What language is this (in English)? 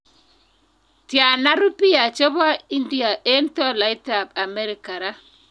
Kalenjin